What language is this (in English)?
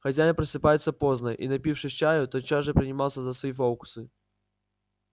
Russian